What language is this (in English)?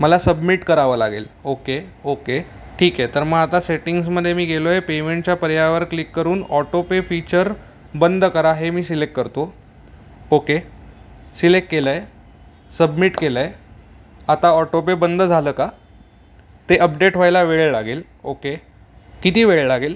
Marathi